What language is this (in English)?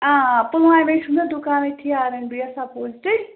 Kashmiri